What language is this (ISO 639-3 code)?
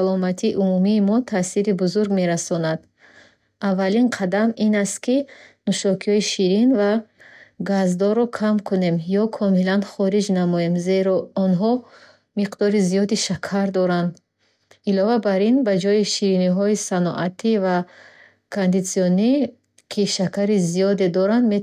bhh